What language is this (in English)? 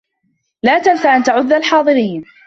Arabic